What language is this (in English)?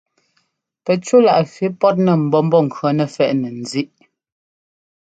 Ngomba